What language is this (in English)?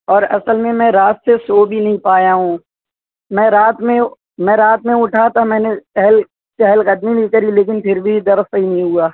Urdu